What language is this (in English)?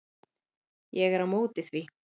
Icelandic